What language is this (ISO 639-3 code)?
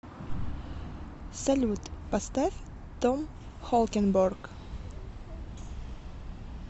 rus